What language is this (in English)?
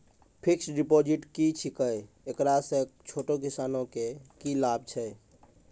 Maithili